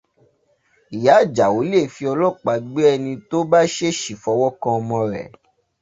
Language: Yoruba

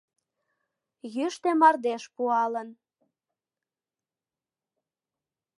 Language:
Mari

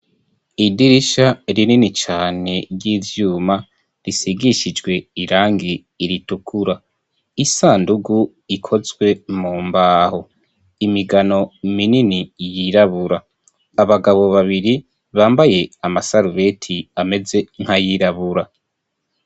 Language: Rundi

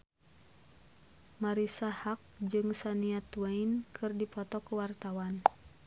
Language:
Sundanese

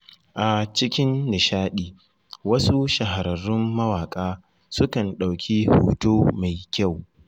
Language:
Hausa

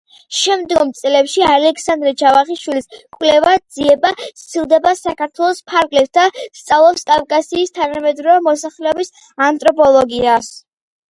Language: Georgian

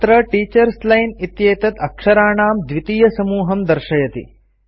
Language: Sanskrit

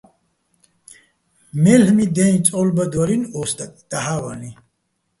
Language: Bats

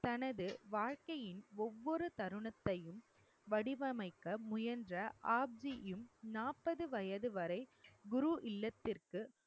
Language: Tamil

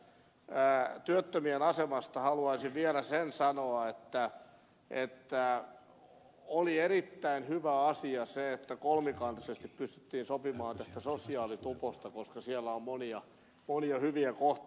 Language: Finnish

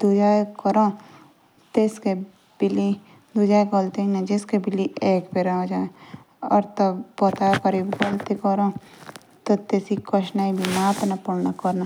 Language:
Jaunsari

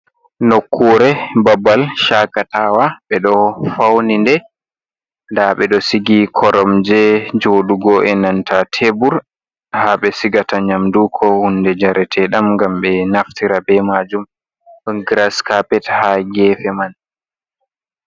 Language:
Fula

